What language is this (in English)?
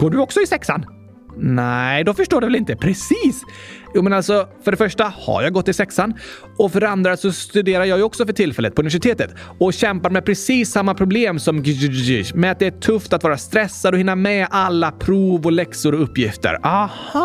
Swedish